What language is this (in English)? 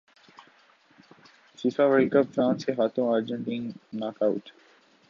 Urdu